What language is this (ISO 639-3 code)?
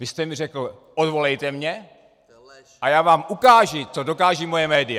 ces